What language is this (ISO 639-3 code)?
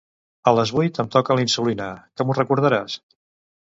cat